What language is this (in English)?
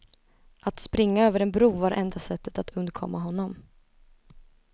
Swedish